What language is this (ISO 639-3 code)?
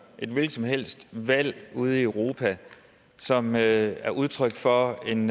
dan